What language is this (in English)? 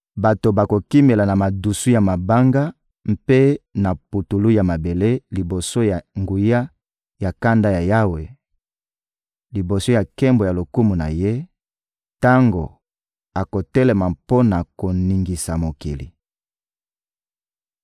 Lingala